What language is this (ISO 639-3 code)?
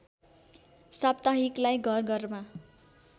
nep